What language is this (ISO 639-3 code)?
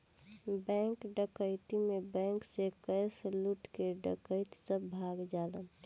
bho